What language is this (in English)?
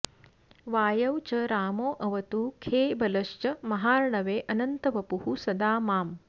Sanskrit